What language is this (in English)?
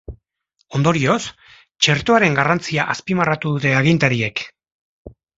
Basque